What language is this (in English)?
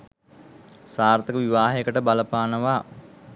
Sinhala